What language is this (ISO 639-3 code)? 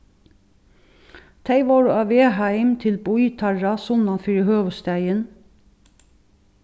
fao